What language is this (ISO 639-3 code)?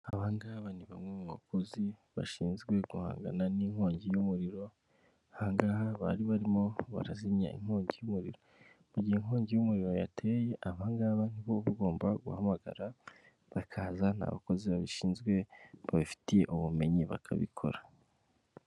kin